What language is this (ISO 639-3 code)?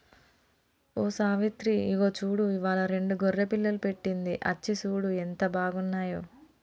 tel